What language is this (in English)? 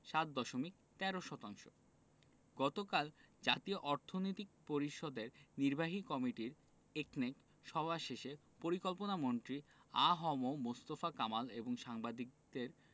Bangla